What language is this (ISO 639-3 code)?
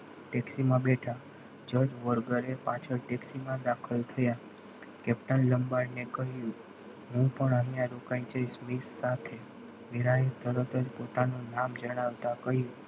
guj